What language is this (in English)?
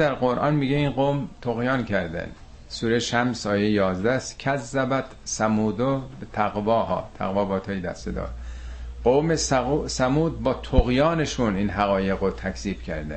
Persian